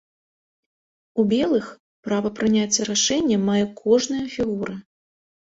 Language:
Belarusian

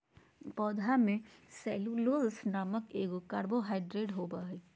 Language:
Magahi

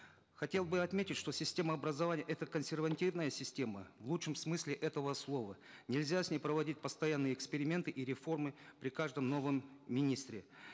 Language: Kazakh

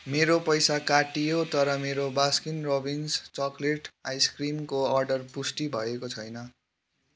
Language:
Nepali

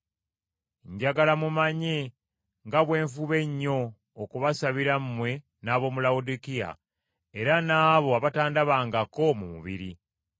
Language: Ganda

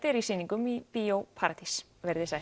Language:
Icelandic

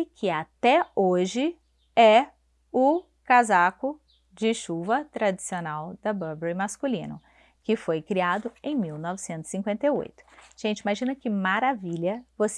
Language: Portuguese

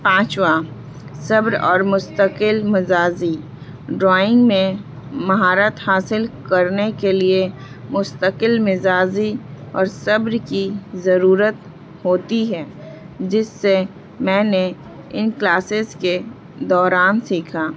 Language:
Urdu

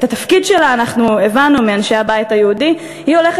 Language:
Hebrew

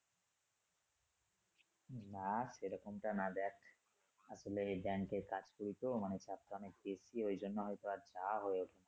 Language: Bangla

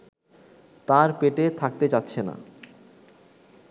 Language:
Bangla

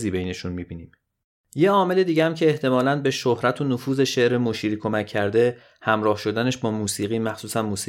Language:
Persian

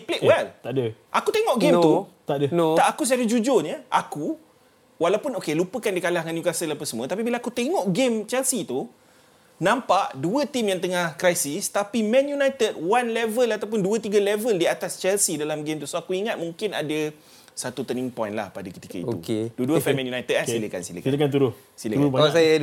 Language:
Malay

